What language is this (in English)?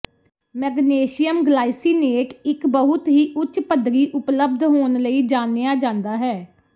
Punjabi